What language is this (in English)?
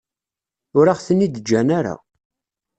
Kabyle